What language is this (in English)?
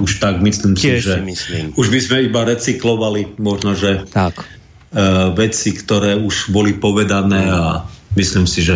Slovak